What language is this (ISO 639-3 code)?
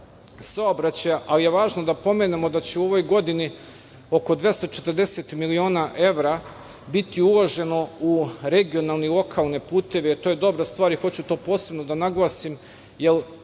srp